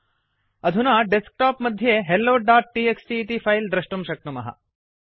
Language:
Sanskrit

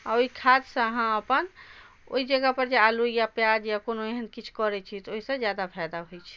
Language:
Maithili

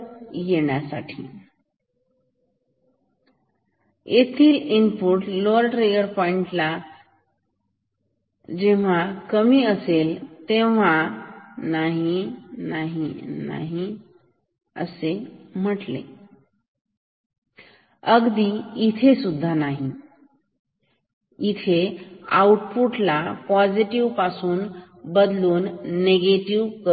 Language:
Marathi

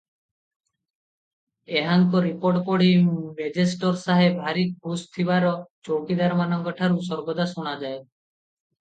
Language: Odia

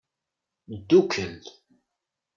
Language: Kabyle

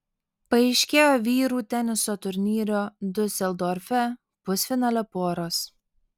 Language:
Lithuanian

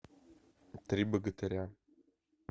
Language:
Russian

